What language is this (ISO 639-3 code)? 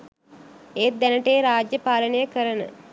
sin